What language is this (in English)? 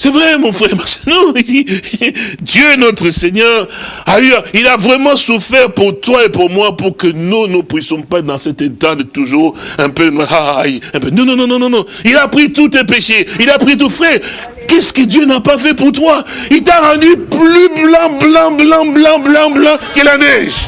French